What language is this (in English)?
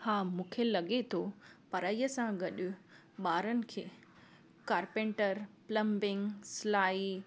Sindhi